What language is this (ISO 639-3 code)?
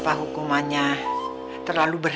ind